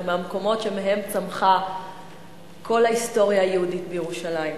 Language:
Hebrew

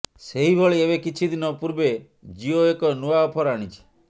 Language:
Odia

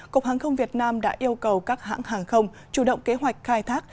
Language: Vietnamese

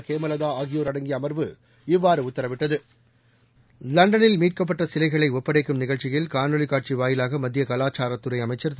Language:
Tamil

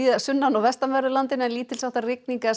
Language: Icelandic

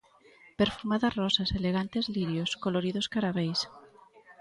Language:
Galician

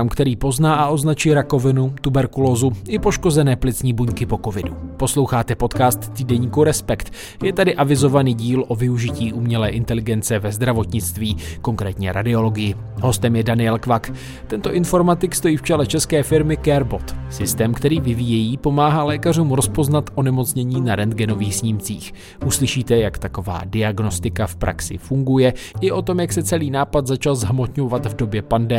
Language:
Czech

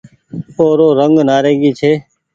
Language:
Goaria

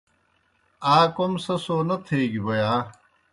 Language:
Kohistani Shina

